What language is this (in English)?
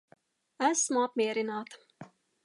Latvian